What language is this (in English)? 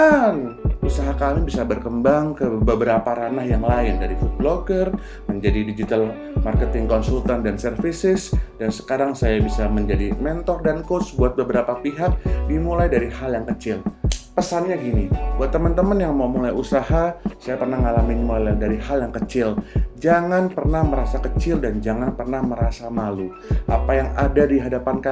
Indonesian